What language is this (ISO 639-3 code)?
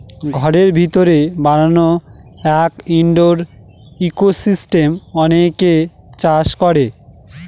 ben